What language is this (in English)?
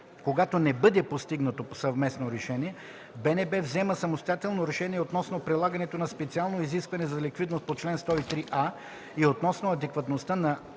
Bulgarian